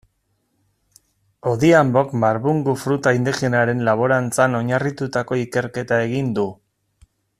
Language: Basque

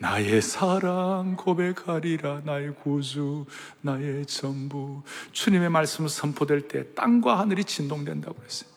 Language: Korean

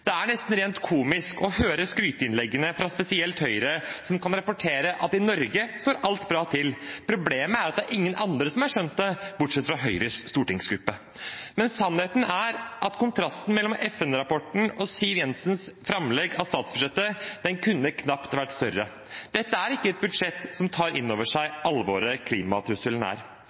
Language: Norwegian Bokmål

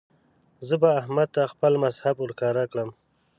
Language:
Pashto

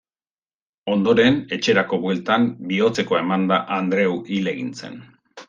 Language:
Basque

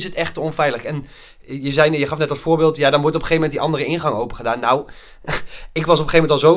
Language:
Dutch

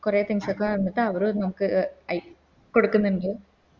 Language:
Malayalam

